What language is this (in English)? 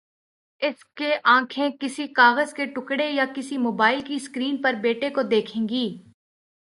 Urdu